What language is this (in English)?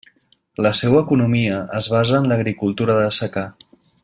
Catalan